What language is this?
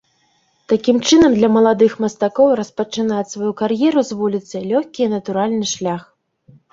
Belarusian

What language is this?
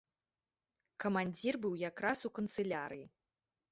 Belarusian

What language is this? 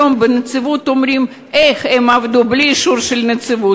Hebrew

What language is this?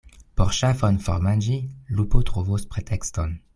Esperanto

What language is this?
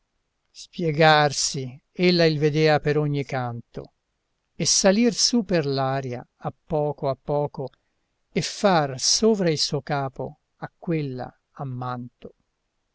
Italian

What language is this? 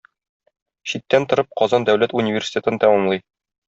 Tatar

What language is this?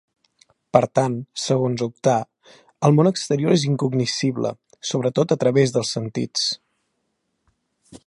Catalan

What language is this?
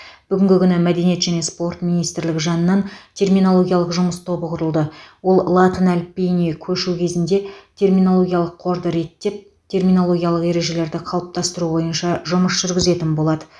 Kazakh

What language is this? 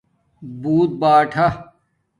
Domaaki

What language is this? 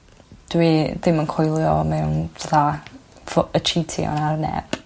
Welsh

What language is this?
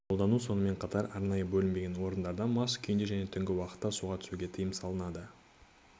Kazakh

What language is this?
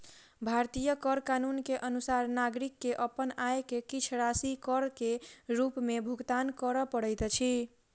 Maithili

